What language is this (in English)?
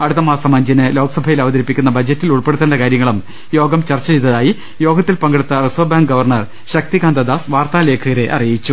Malayalam